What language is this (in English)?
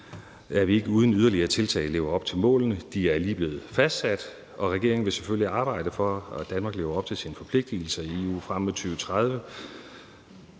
Danish